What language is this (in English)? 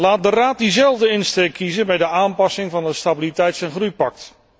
Dutch